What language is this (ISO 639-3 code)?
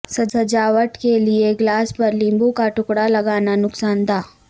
urd